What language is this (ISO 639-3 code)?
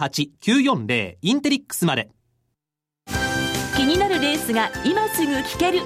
jpn